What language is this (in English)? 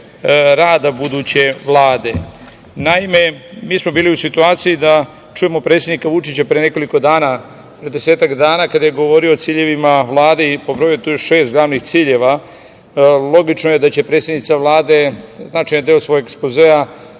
Serbian